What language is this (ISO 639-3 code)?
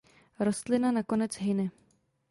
ces